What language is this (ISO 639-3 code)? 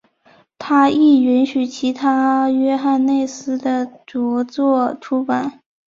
zho